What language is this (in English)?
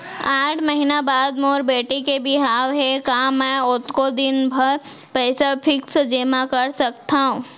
Chhattisgarhi